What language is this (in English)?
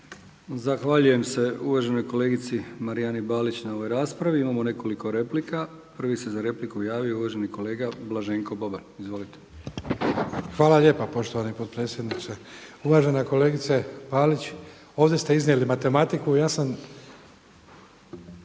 Croatian